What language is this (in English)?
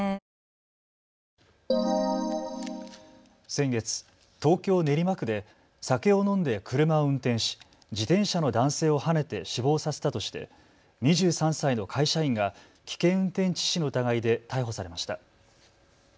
Japanese